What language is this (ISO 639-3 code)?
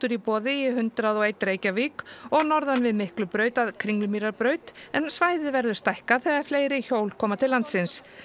isl